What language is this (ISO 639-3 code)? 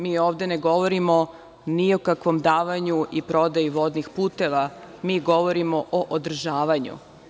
srp